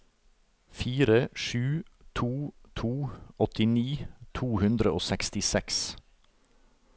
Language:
Norwegian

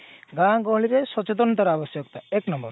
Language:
Odia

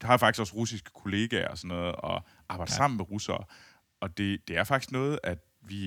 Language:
Danish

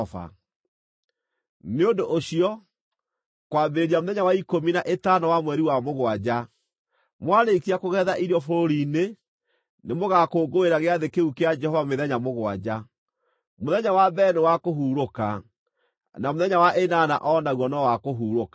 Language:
Kikuyu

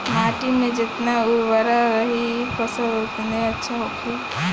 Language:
Bhojpuri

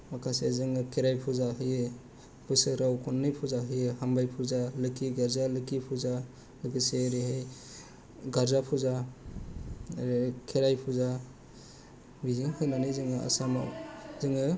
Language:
Bodo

